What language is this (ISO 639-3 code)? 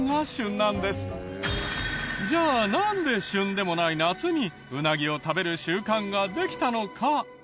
jpn